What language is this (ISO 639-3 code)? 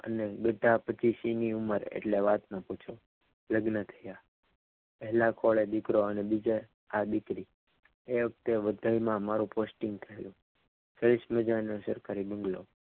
guj